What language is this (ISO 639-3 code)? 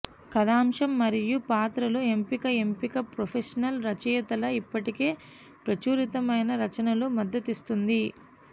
tel